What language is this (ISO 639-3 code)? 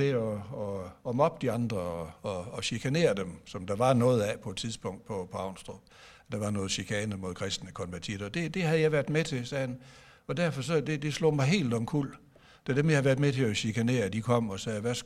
dan